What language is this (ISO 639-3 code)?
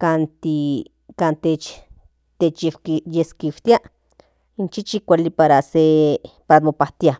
nhn